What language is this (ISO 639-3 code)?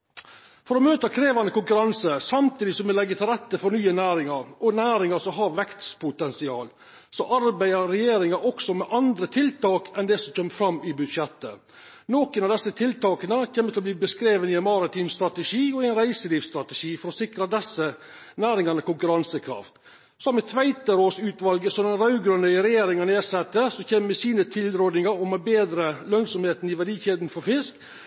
nno